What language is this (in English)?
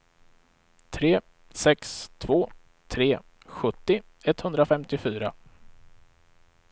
Swedish